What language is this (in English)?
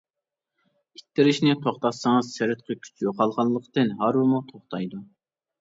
Uyghur